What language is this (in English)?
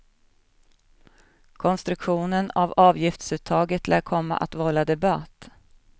Swedish